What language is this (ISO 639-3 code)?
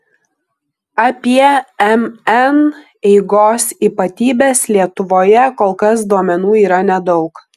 lit